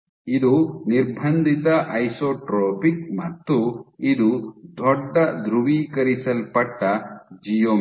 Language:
Kannada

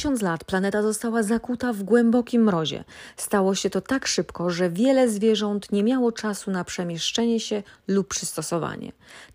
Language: Polish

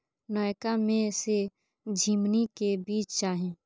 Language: Maithili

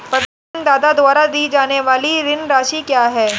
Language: Hindi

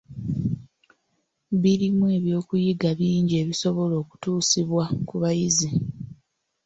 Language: Ganda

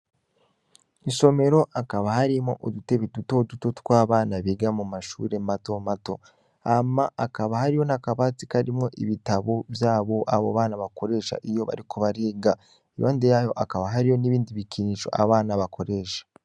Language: Rundi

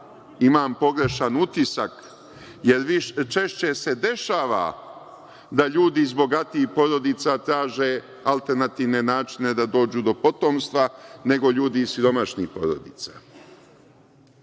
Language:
Serbian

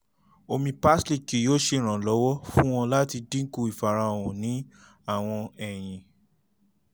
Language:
Yoruba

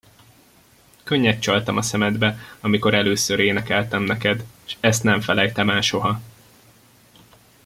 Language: Hungarian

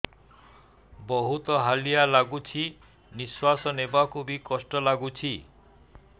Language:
Odia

